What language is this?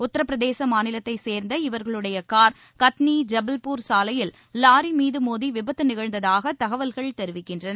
Tamil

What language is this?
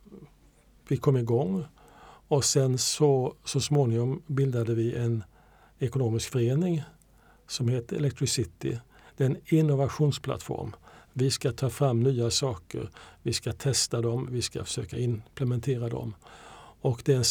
Swedish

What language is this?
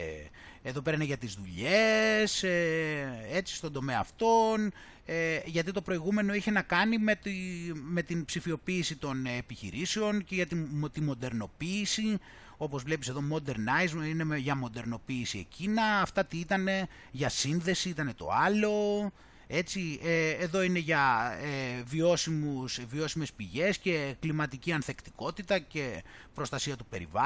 Greek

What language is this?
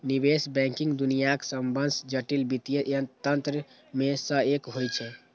Maithili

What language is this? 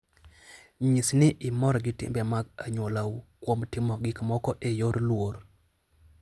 Luo (Kenya and Tanzania)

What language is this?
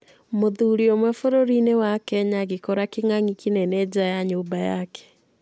Kikuyu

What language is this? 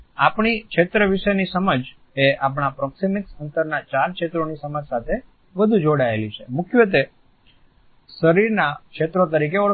Gujarati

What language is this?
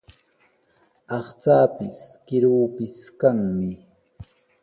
Sihuas Ancash Quechua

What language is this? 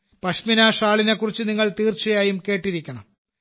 Malayalam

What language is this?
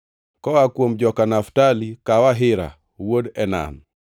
Luo (Kenya and Tanzania)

